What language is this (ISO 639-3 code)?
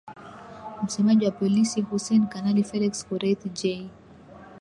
swa